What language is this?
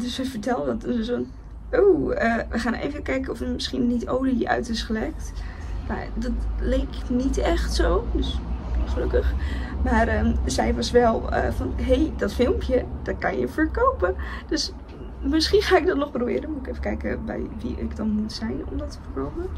Dutch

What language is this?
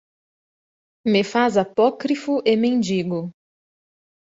Portuguese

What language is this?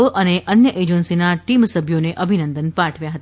Gujarati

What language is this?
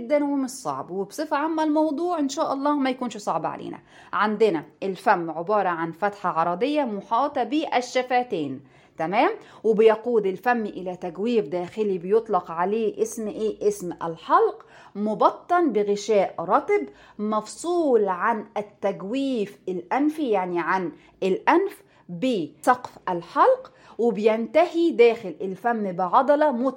Arabic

